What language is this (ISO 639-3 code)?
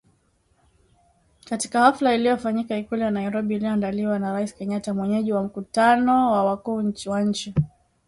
swa